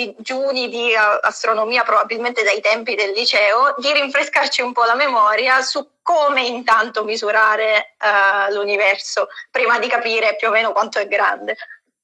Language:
Italian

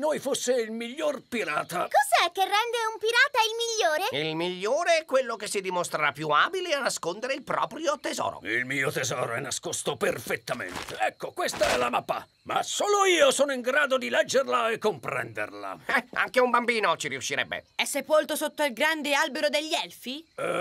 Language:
Italian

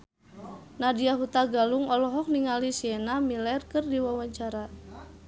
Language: Sundanese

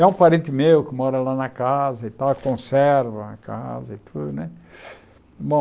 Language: Portuguese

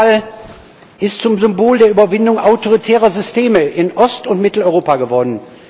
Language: German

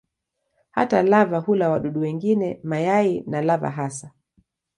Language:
Swahili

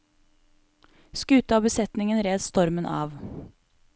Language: Norwegian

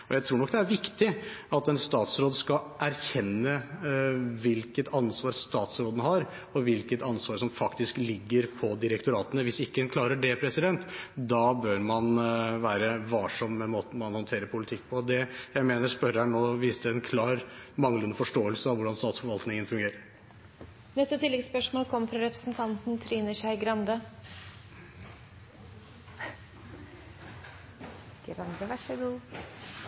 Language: Norwegian Bokmål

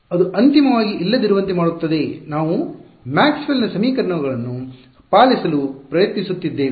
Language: Kannada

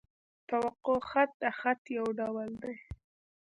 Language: Pashto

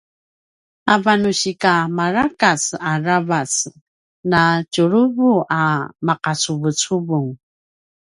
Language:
Paiwan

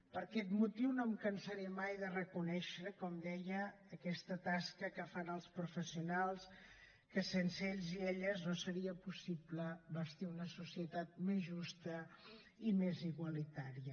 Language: Catalan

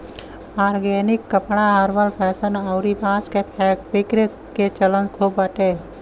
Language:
Bhojpuri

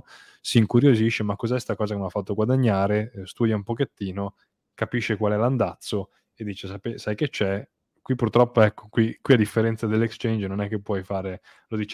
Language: Italian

